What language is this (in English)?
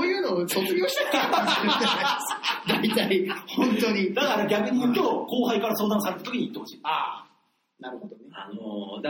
Japanese